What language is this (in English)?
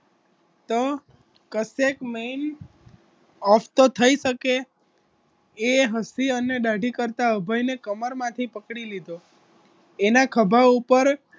Gujarati